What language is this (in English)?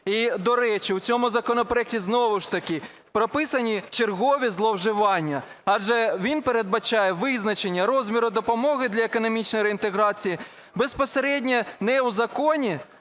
Ukrainian